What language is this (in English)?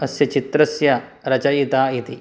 Sanskrit